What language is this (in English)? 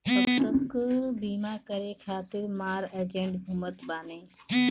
Bhojpuri